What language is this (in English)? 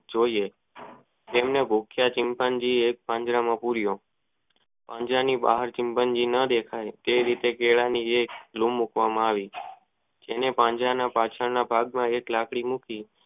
Gujarati